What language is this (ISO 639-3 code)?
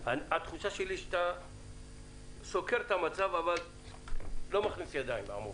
heb